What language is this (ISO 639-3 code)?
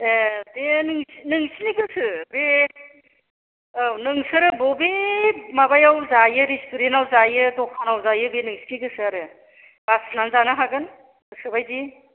brx